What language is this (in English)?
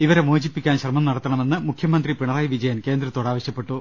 Malayalam